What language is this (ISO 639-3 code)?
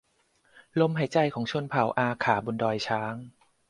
tha